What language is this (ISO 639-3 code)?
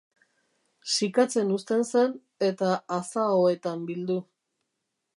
eus